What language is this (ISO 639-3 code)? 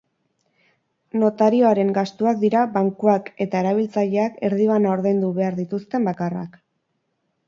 eus